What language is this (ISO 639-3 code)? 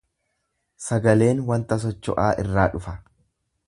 orm